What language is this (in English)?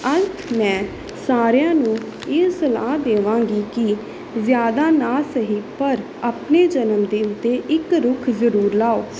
Punjabi